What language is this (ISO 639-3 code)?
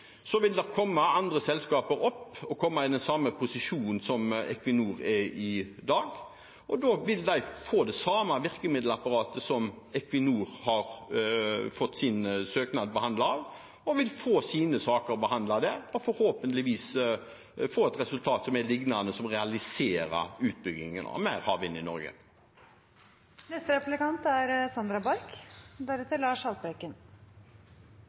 nob